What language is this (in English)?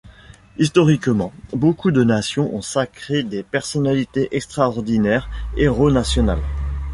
French